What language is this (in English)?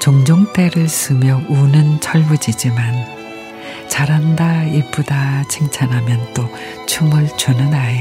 Korean